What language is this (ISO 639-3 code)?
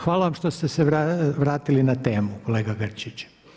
hrv